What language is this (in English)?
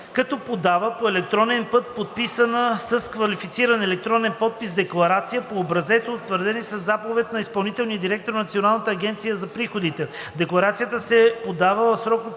Bulgarian